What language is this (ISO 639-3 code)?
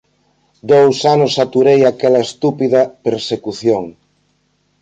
glg